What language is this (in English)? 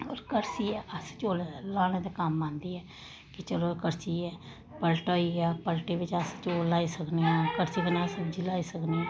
Dogri